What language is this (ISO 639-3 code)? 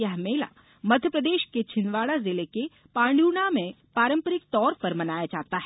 hin